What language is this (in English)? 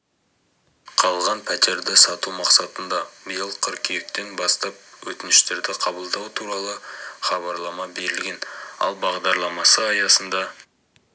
Kazakh